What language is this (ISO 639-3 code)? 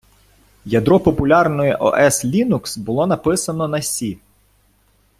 ukr